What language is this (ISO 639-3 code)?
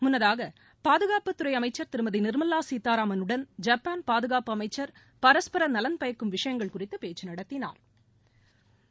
tam